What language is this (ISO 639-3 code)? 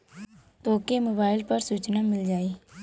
bho